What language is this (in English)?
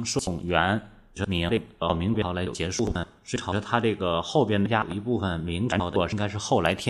Chinese